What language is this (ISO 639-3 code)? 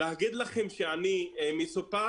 heb